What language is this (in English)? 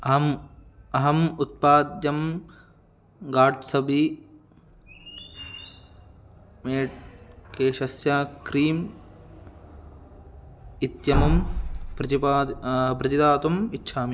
Sanskrit